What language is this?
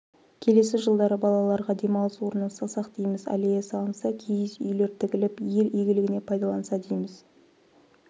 Kazakh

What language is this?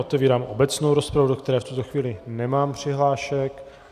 Czech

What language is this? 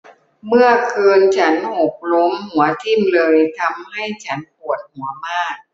Thai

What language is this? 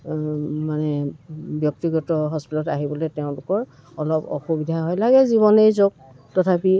Assamese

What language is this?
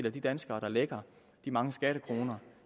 Danish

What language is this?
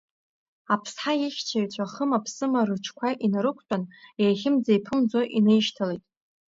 Abkhazian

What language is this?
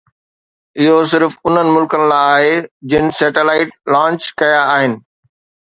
Sindhi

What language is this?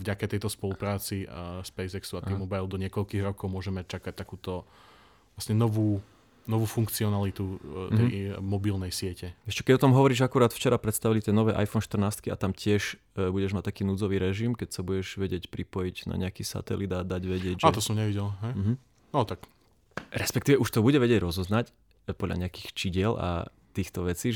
Slovak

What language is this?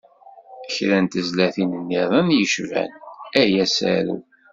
Kabyle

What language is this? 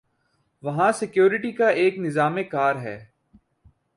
Urdu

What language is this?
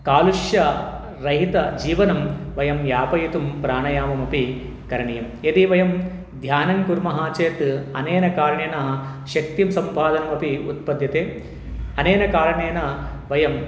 Sanskrit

